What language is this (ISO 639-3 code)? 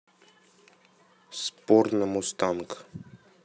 rus